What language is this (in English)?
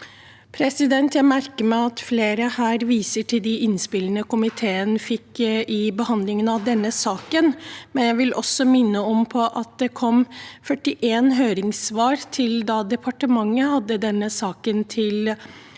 Norwegian